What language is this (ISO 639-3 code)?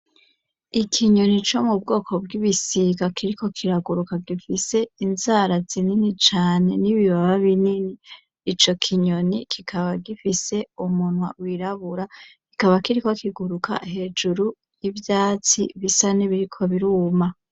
run